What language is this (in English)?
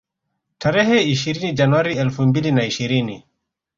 Swahili